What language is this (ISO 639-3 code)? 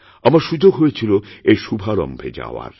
ben